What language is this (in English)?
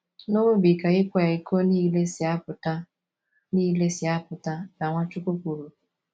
Igbo